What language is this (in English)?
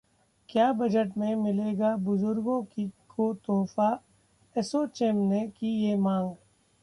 Hindi